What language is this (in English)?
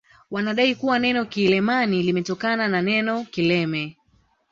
Swahili